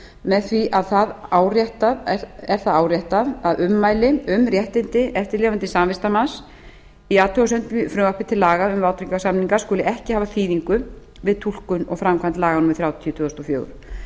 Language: Icelandic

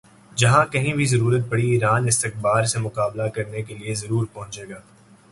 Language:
Urdu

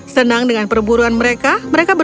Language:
Indonesian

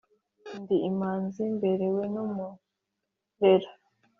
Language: Kinyarwanda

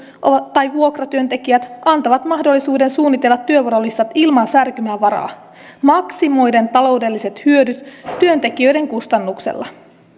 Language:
Finnish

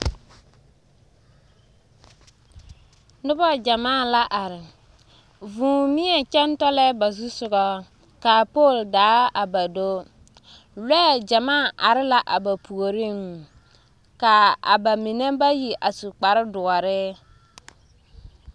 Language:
Southern Dagaare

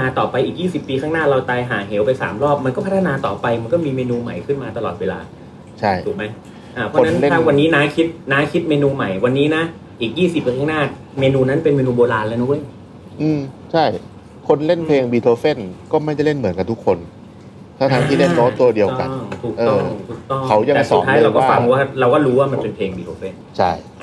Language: Thai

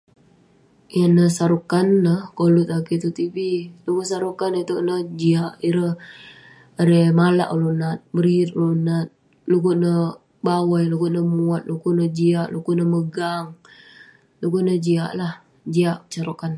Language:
Western Penan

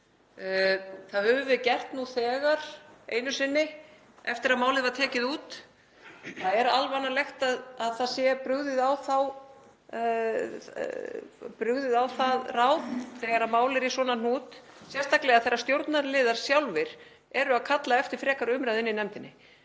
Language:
Icelandic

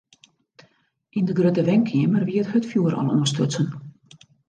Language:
Western Frisian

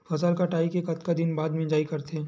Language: Chhattisgarhi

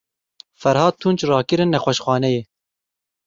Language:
Kurdish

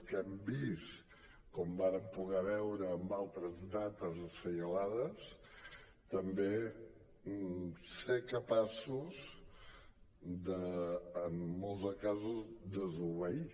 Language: Catalan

